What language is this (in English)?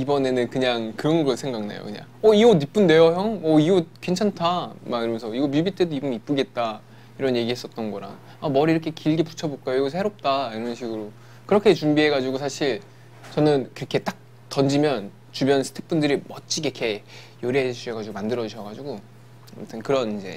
Korean